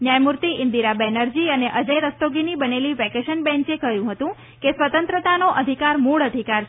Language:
Gujarati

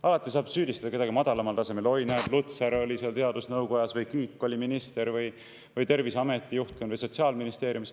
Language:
Estonian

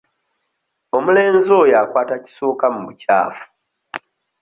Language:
Ganda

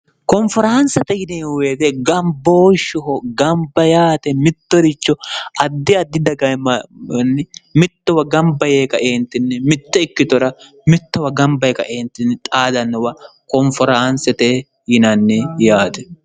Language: Sidamo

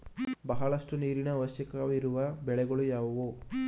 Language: Kannada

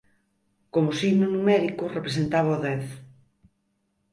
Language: Galician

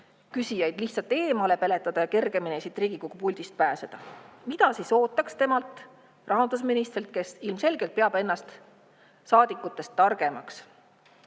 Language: Estonian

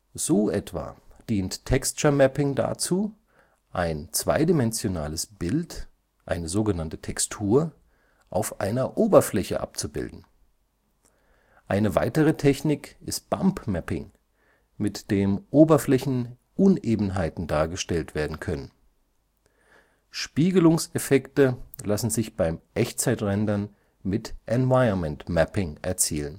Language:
German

